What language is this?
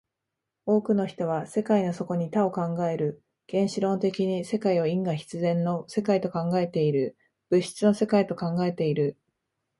Japanese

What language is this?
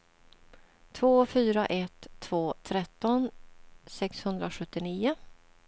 Swedish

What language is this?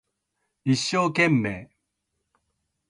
Japanese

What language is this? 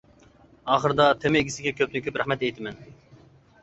Uyghur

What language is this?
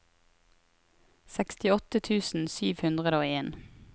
Norwegian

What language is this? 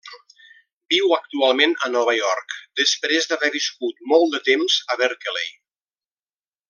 Catalan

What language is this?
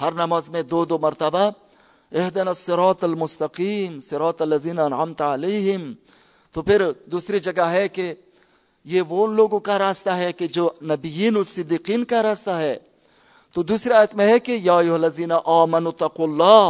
Urdu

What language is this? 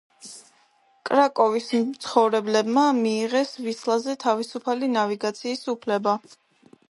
Georgian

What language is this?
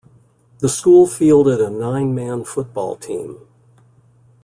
English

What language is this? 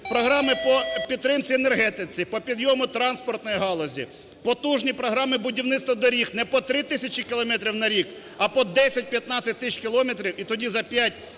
Ukrainian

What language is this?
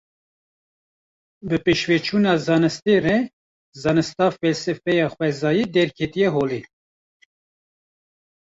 Kurdish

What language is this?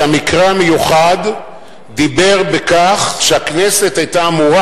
Hebrew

